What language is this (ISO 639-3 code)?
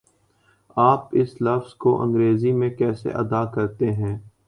urd